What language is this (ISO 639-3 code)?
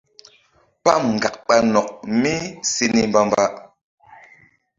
mdd